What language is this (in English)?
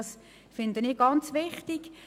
Swiss German